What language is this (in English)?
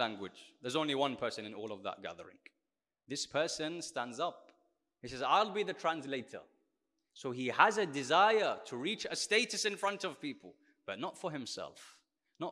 English